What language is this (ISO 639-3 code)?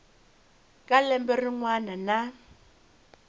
tso